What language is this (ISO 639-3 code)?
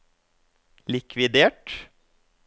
nor